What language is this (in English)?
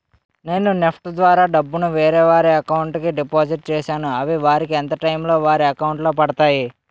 Telugu